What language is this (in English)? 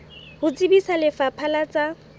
Southern Sotho